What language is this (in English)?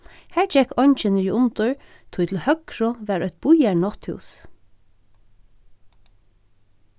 Faroese